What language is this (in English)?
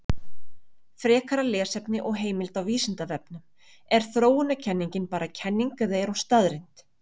Icelandic